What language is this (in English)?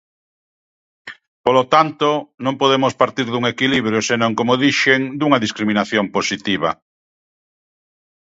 Galician